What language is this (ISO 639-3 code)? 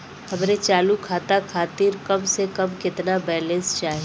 bho